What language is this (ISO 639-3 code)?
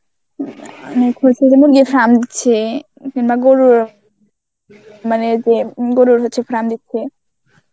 ben